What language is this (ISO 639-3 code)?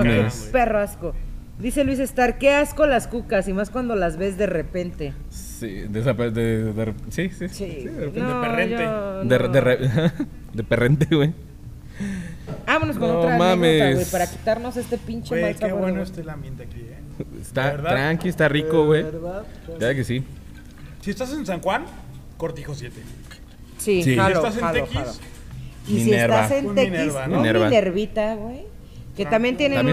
spa